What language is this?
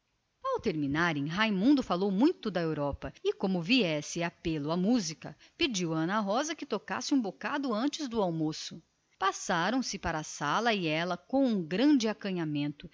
Portuguese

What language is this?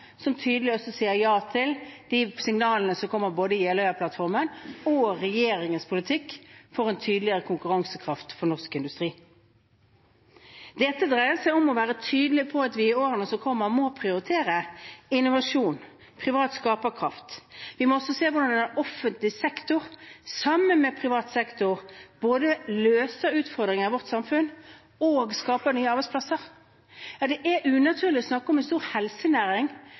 Norwegian Bokmål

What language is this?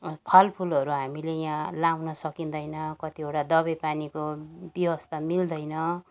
Nepali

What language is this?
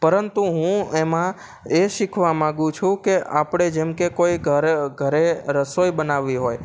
Gujarati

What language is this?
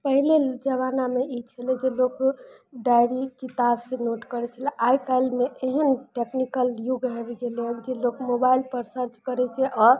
Maithili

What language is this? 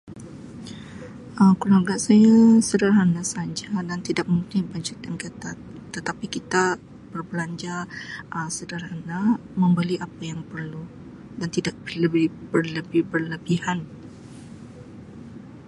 Sabah Malay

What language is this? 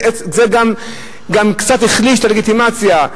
Hebrew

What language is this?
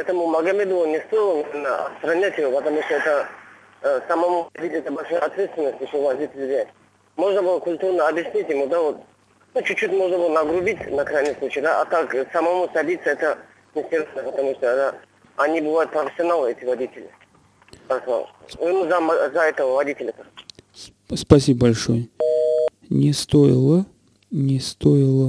Russian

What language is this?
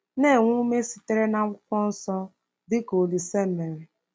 Igbo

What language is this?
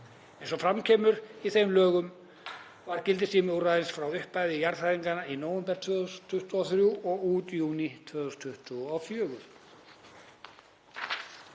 Icelandic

